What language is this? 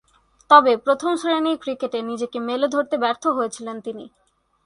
Bangla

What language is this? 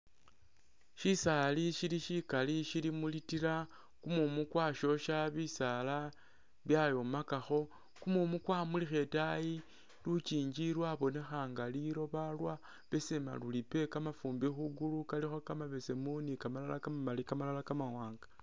Masaaba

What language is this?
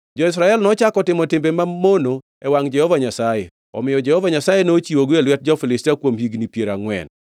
Luo (Kenya and Tanzania)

